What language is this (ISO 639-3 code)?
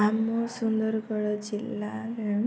ori